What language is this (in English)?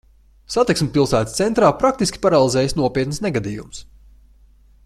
Latvian